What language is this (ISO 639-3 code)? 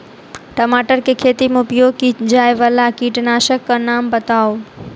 mai